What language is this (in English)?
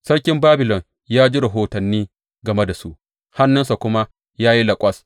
Hausa